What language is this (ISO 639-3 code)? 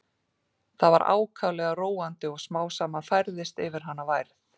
isl